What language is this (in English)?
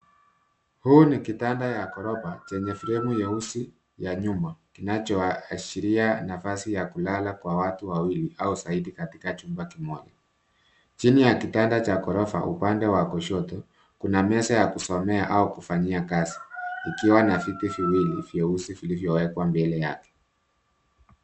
Swahili